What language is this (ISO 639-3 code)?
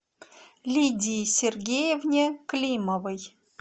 rus